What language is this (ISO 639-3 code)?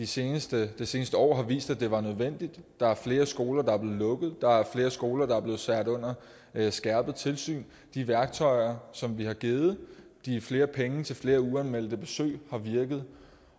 dan